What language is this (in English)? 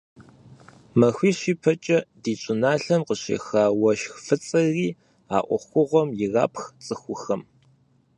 Kabardian